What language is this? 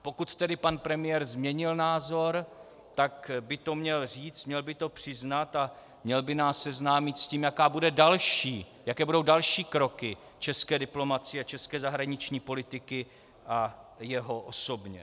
Czech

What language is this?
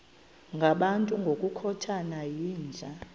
Xhosa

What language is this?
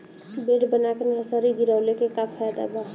Bhojpuri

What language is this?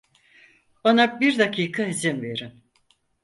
Turkish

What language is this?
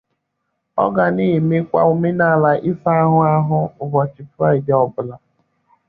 Igbo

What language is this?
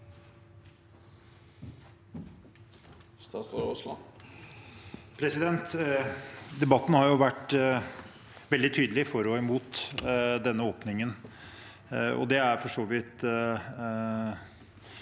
Norwegian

